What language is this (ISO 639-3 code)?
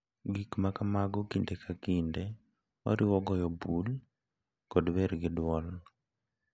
luo